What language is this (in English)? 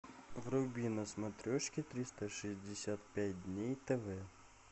Russian